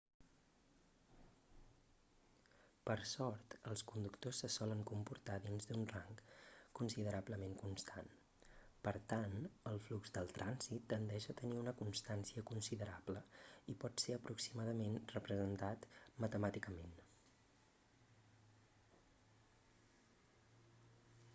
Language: Catalan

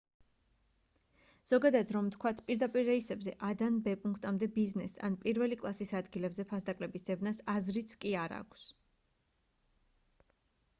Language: Georgian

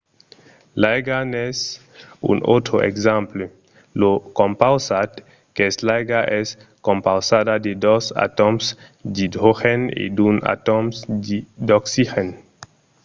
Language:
Occitan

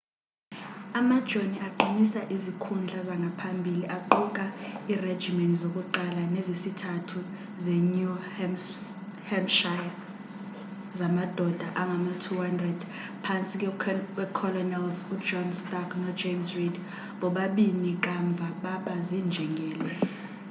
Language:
Xhosa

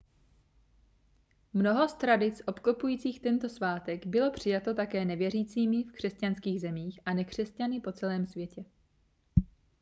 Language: Czech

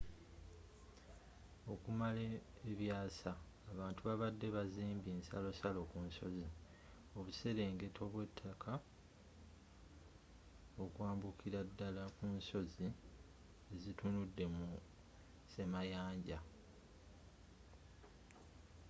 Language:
Ganda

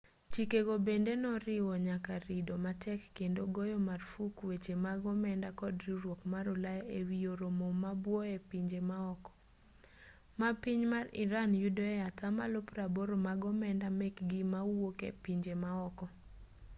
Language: Luo (Kenya and Tanzania)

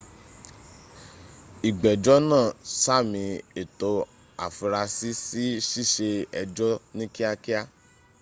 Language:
Yoruba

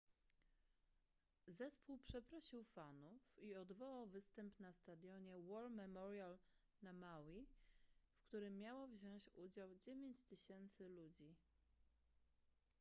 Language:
Polish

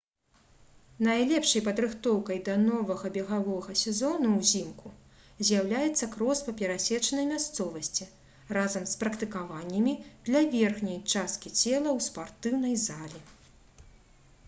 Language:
Belarusian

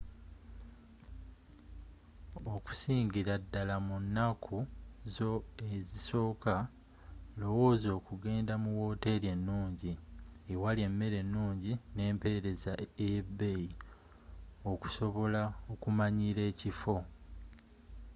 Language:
Ganda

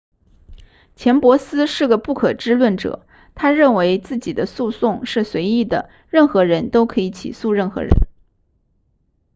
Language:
Chinese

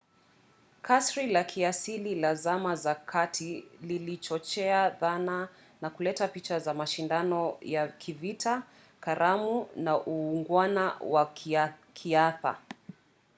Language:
Swahili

